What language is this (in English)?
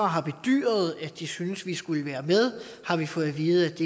Danish